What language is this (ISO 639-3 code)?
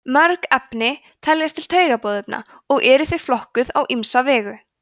isl